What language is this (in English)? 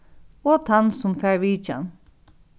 Faroese